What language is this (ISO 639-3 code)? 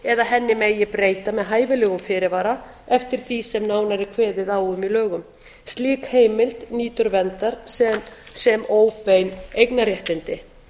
isl